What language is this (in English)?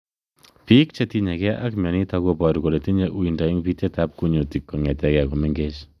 Kalenjin